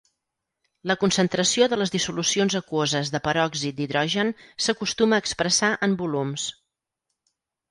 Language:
Catalan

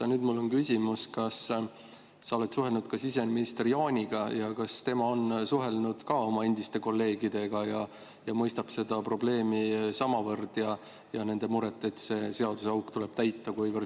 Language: Estonian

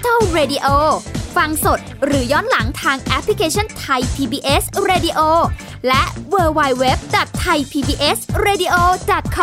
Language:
Thai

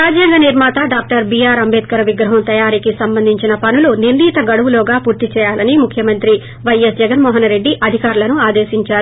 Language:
Telugu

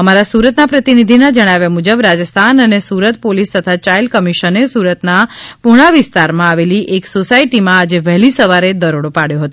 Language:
Gujarati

